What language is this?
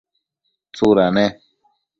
Matsés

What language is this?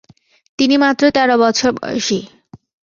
Bangla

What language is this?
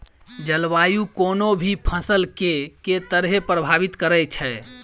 Maithili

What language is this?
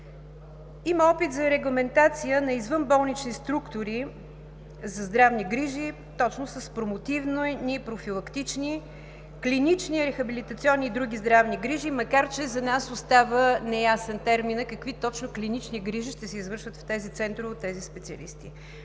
Bulgarian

